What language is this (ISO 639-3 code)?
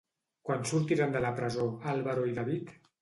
cat